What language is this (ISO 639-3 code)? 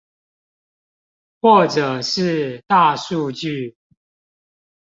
zho